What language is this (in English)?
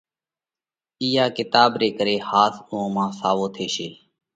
Parkari Koli